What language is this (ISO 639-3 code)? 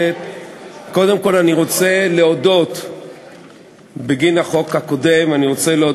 heb